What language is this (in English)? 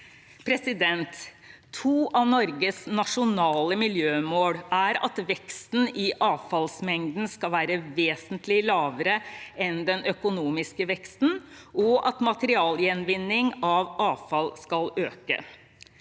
Norwegian